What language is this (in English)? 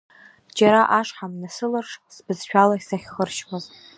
Abkhazian